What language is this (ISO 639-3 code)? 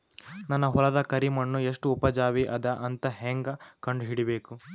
kan